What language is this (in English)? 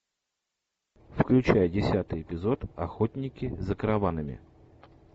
Russian